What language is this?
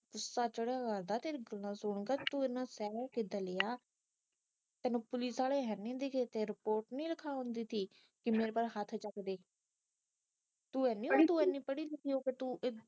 Punjabi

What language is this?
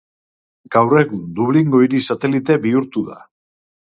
Basque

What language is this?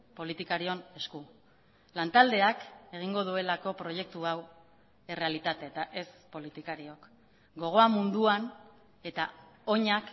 Basque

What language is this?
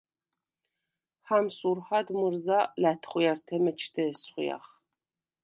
Svan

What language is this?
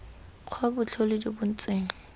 Tswana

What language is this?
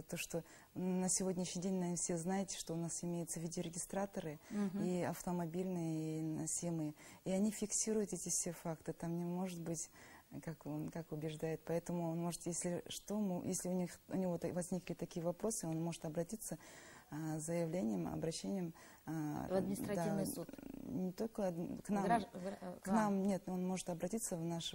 Russian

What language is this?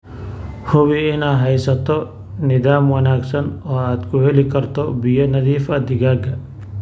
Somali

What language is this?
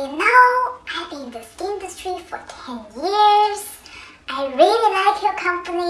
English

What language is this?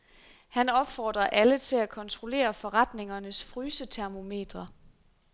Danish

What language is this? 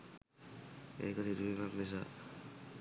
Sinhala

